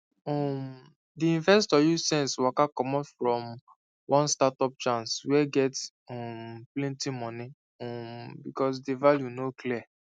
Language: Nigerian Pidgin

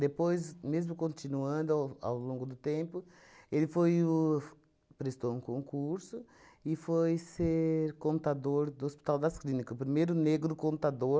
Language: Portuguese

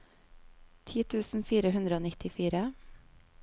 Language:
Norwegian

